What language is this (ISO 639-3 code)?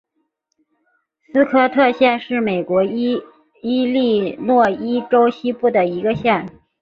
zho